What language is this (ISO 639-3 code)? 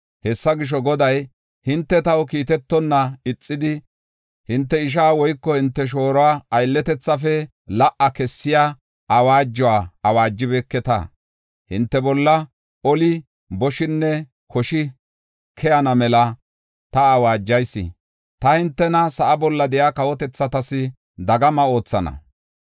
gof